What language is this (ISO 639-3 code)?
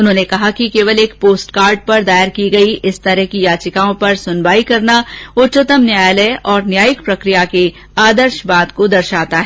hin